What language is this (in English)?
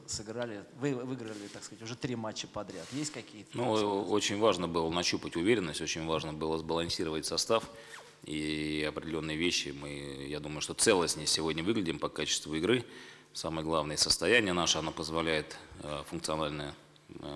Russian